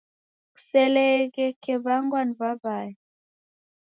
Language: Taita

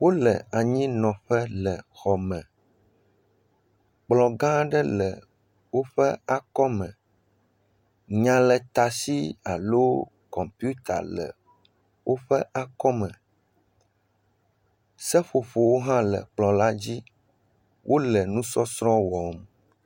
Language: Ewe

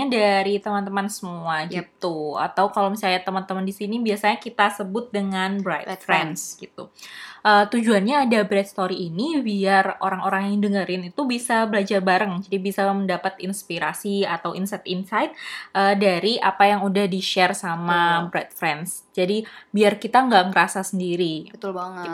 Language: Indonesian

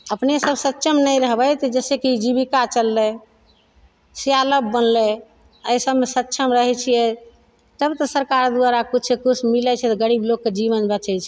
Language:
Maithili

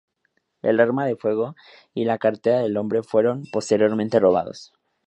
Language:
Spanish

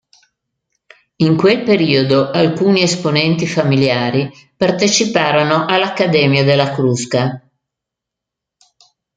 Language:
Italian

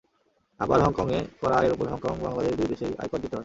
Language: Bangla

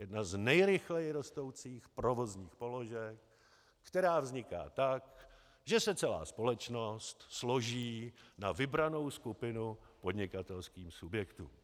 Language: Czech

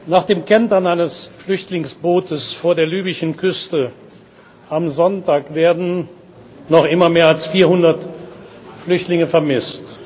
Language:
German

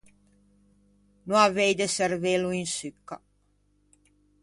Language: Ligurian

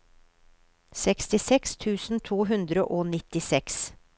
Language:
Norwegian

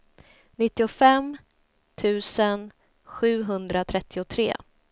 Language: Swedish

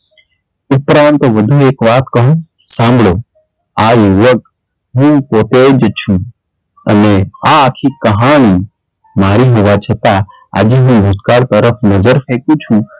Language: Gujarati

